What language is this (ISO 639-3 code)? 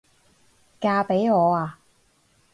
yue